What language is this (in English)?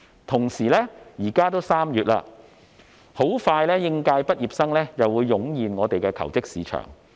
Cantonese